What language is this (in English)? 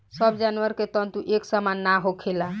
Bhojpuri